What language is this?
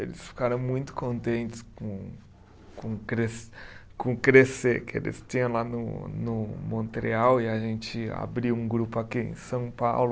Portuguese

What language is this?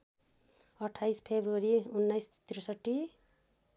Nepali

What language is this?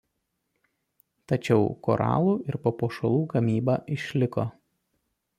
Lithuanian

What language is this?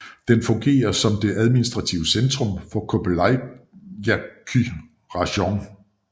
Danish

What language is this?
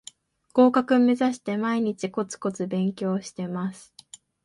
Japanese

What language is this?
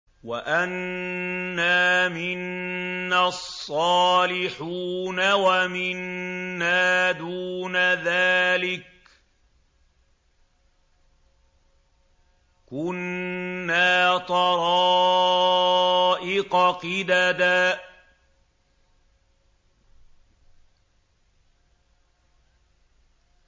Arabic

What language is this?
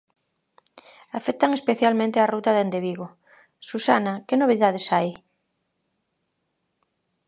Galician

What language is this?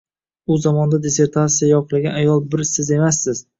Uzbek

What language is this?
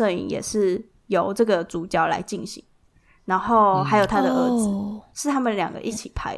Chinese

